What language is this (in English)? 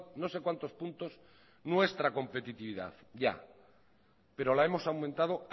Spanish